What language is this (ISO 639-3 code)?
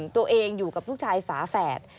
tha